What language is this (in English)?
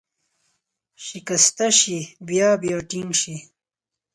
Pashto